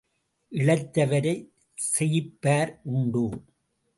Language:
Tamil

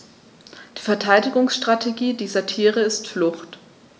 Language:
German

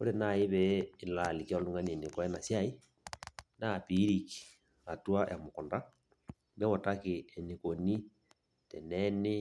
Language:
Masai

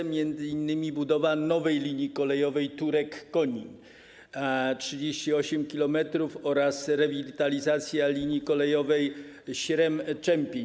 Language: Polish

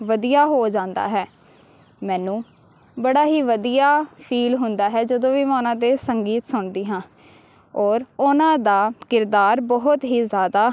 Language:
Punjabi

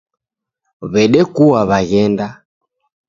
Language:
Taita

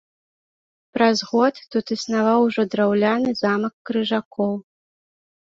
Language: Belarusian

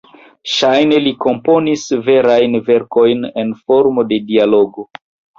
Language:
Esperanto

